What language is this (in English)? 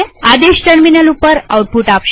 Gujarati